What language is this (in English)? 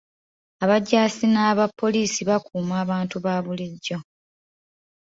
Ganda